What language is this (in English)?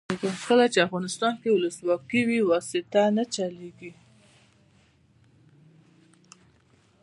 Pashto